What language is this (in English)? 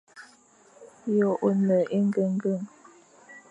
Fang